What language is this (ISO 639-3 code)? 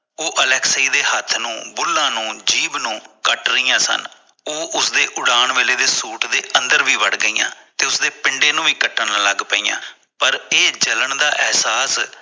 pan